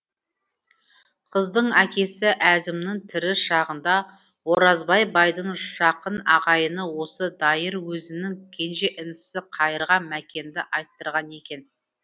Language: Kazakh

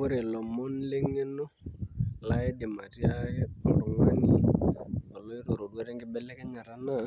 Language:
Masai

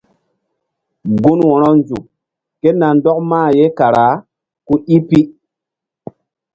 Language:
Mbum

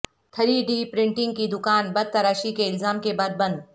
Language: Urdu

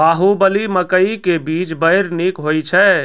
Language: Maithili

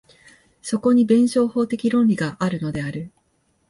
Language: Japanese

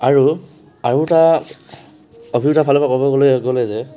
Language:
Assamese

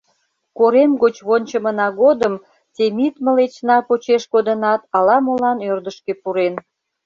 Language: Mari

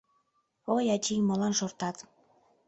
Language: Mari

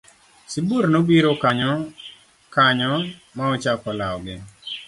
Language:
Luo (Kenya and Tanzania)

